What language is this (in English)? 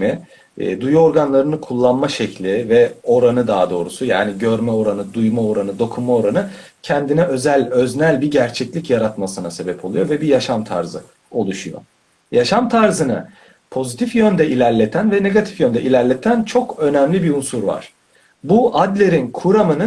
Turkish